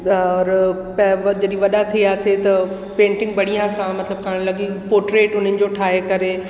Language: Sindhi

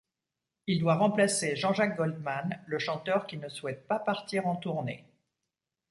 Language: French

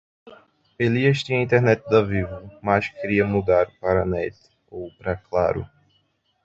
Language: Portuguese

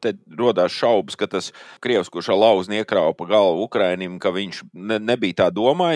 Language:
Latvian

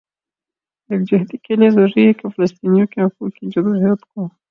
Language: Urdu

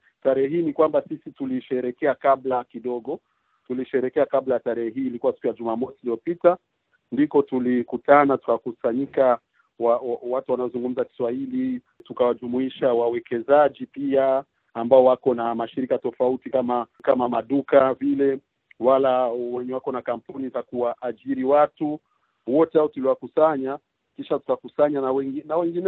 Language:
Swahili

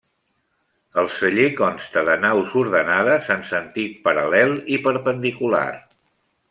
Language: Catalan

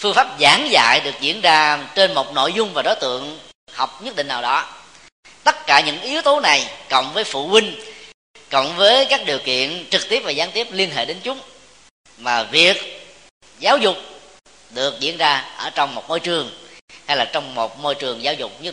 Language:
Vietnamese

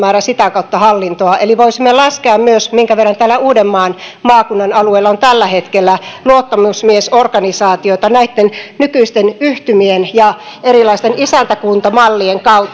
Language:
Finnish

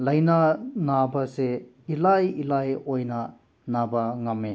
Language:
Manipuri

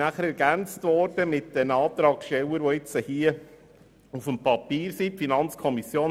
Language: Swiss German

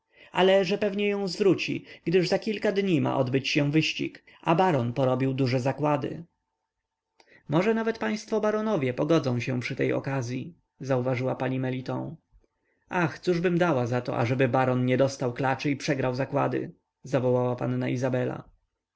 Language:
Polish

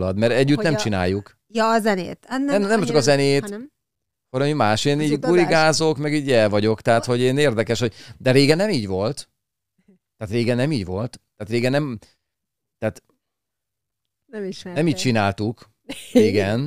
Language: Hungarian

